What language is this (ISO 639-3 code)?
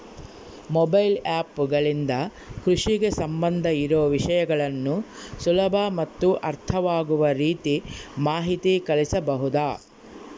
kan